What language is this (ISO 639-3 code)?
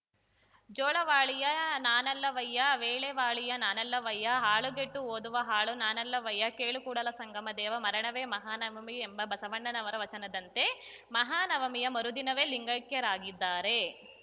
kan